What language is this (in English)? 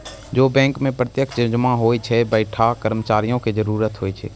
Maithili